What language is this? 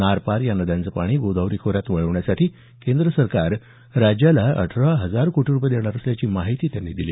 Marathi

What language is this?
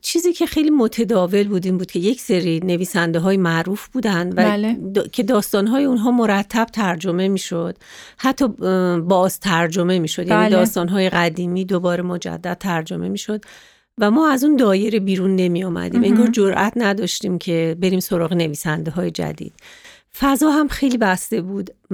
Persian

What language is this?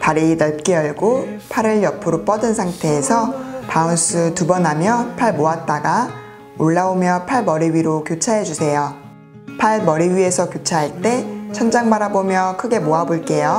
Korean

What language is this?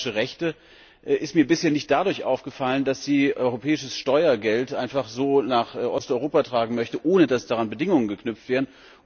German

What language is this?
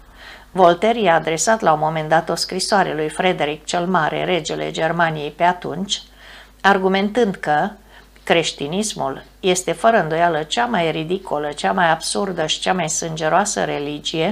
Romanian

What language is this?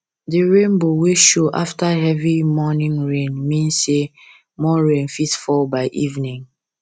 Nigerian Pidgin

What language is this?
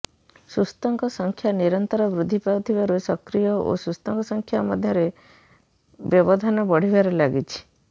Odia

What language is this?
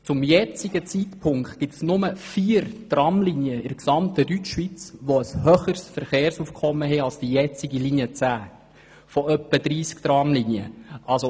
Swiss German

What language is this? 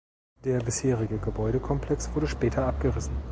German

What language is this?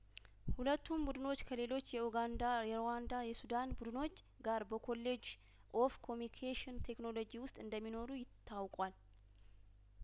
Amharic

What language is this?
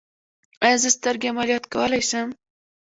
Pashto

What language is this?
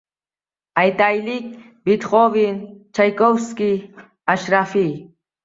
Uzbek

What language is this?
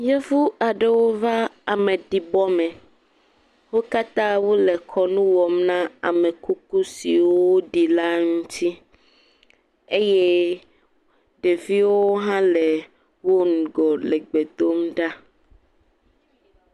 Ewe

